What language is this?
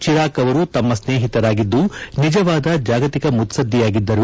Kannada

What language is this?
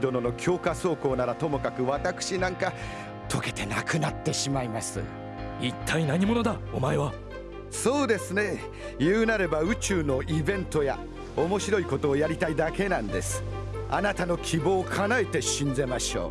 Japanese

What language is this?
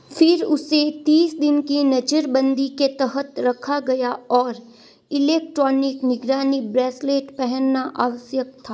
Hindi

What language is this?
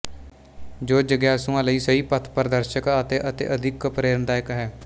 Punjabi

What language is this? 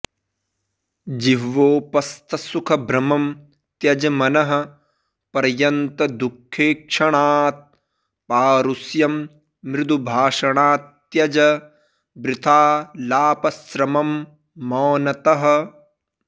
Sanskrit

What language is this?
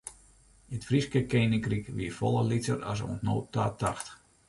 Western Frisian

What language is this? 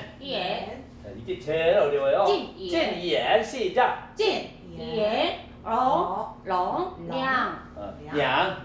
Korean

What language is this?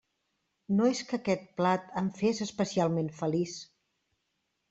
Catalan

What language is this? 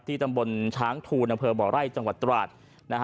Thai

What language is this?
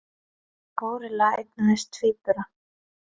Icelandic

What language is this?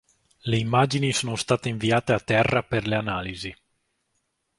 Italian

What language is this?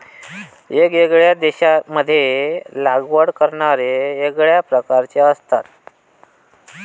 Marathi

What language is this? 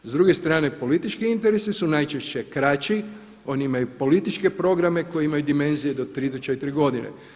Croatian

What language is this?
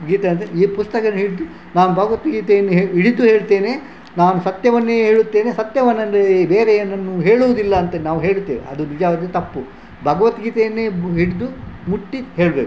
Kannada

